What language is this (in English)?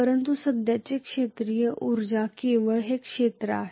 Marathi